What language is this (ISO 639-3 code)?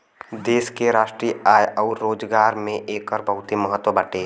bho